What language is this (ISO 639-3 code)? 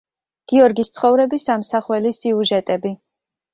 kat